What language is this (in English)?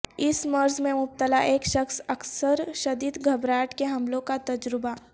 Urdu